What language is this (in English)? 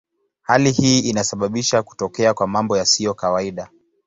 Swahili